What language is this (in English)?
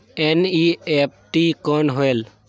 Chhattisgarhi